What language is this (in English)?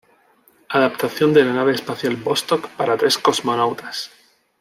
Spanish